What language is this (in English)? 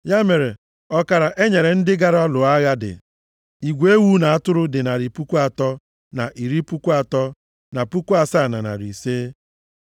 Igbo